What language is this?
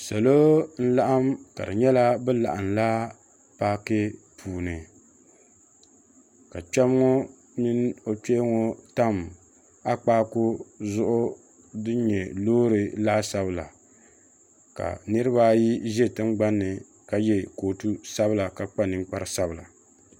Dagbani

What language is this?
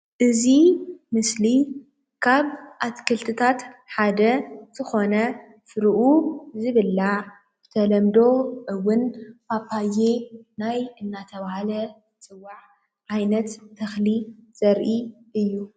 Tigrinya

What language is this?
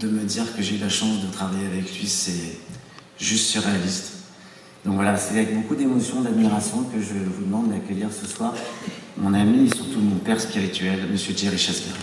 French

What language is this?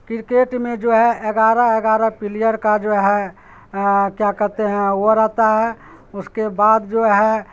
Urdu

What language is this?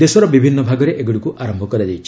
Odia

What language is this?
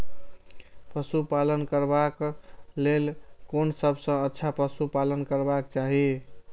Maithili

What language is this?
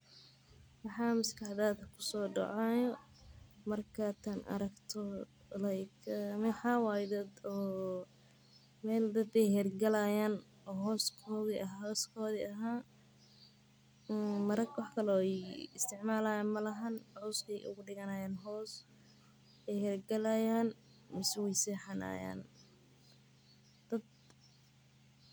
Somali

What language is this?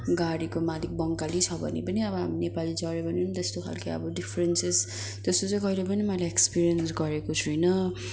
Nepali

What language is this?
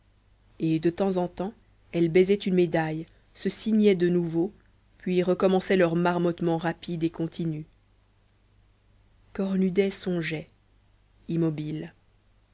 French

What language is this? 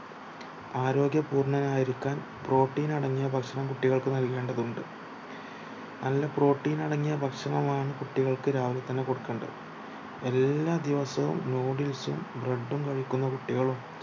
Malayalam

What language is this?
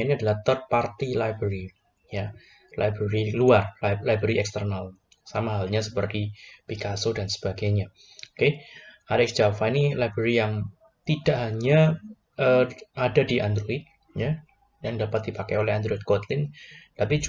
Indonesian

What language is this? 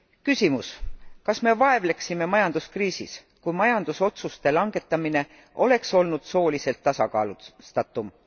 Estonian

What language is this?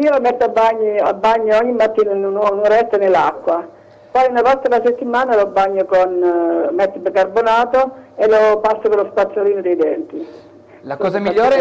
Italian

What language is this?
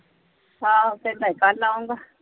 Punjabi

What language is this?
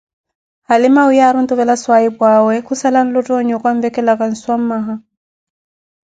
Koti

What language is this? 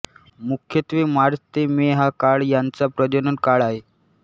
Marathi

